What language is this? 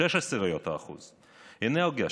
Hebrew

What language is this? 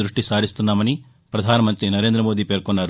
Telugu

